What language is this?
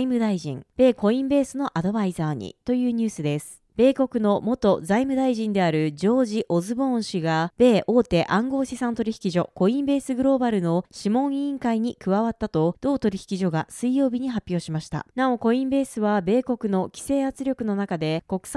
Japanese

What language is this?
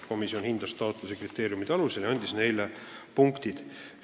Estonian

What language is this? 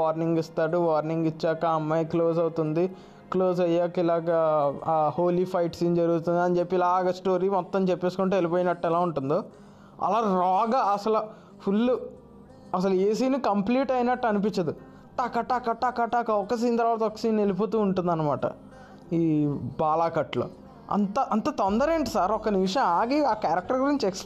Telugu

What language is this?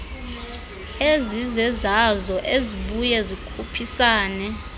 Xhosa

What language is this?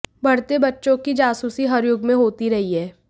Hindi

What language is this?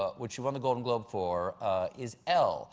English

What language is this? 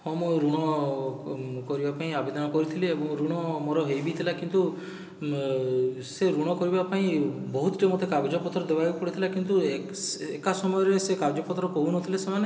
Odia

